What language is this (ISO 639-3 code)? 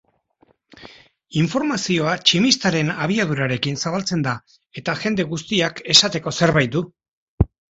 eus